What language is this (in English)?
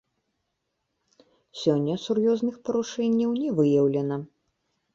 Belarusian